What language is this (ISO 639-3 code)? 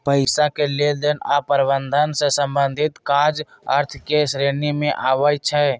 mag